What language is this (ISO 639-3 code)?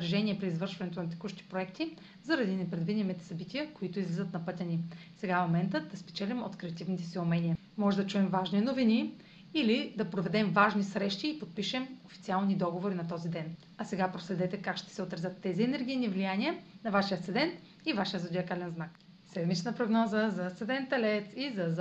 bul